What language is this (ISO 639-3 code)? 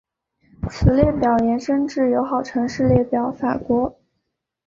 zho